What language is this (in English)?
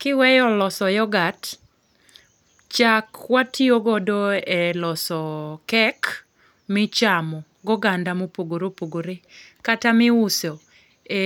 Luo (Kenya and Tanzania)